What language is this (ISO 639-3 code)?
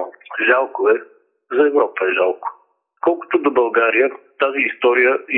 bul